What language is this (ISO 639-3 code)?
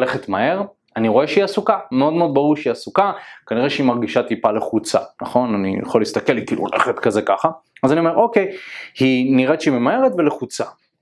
heb